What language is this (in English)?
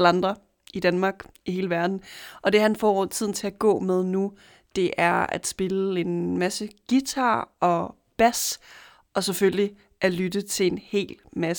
Danish